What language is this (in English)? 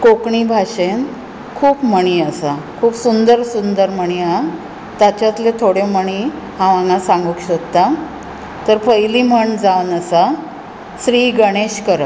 Konkani